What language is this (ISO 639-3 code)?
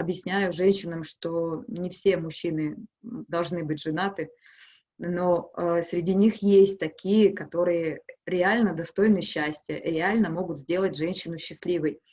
rus